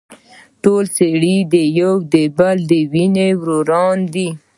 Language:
Pashto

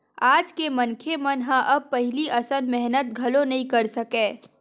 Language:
Chhattisgarhi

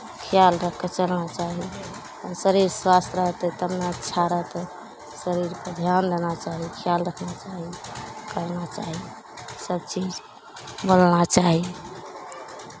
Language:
Maithili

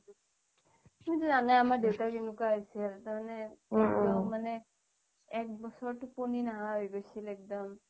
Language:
Assamese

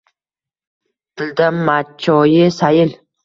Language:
Uzbek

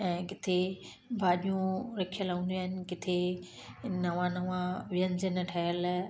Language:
Sindhi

